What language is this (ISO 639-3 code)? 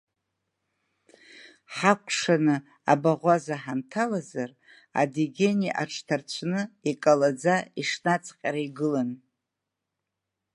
abk